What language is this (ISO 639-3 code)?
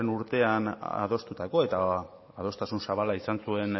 eus